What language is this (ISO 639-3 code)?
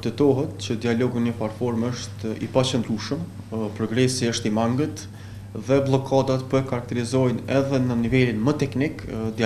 ron